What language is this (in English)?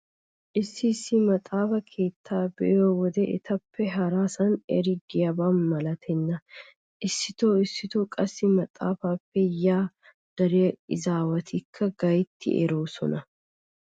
Wolaytta